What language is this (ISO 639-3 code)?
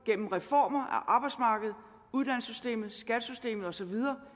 dan